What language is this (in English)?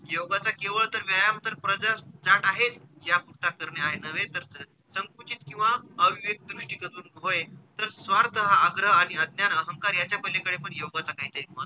Marathi